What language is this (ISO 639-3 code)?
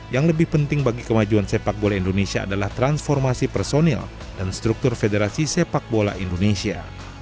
ind